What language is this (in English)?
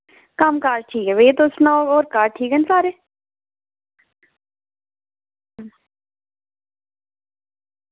Dogri